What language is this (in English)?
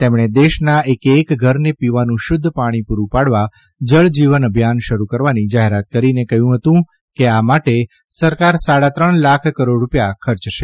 Gujarati